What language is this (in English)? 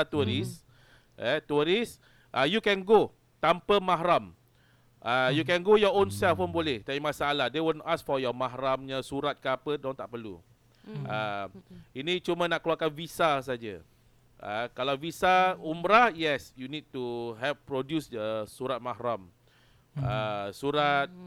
Malay